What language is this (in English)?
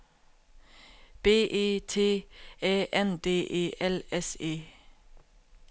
Danish